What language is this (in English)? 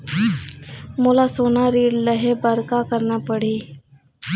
Chhattisgarhi